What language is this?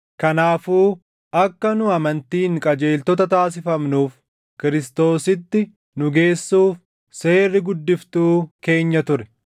Oromo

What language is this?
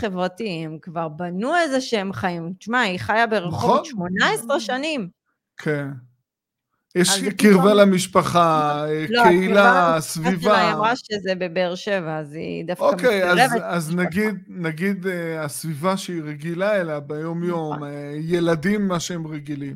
Hebrew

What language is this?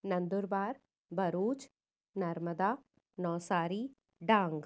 Sindhi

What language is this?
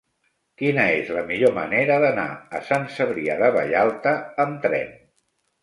Catalan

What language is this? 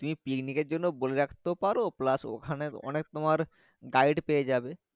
Bangla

